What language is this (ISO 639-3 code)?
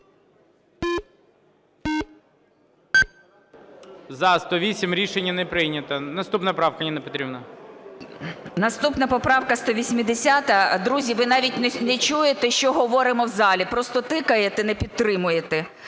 ukr